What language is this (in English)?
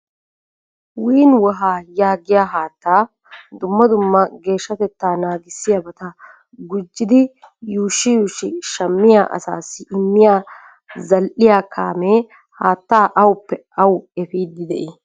Wolaytta